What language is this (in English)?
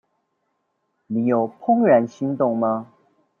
Chinese